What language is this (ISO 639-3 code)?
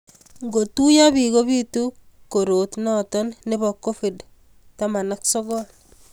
kln